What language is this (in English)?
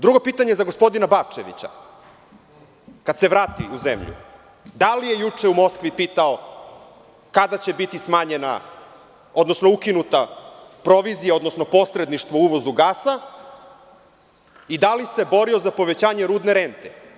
Serbian